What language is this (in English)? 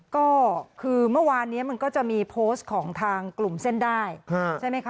Thai